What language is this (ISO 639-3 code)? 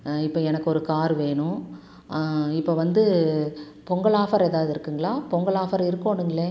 tam